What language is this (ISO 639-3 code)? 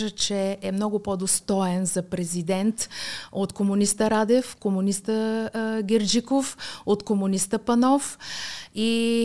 bul